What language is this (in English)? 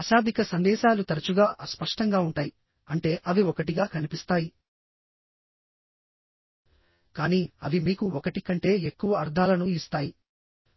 Telugu